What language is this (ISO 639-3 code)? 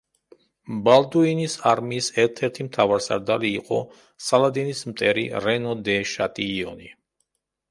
kat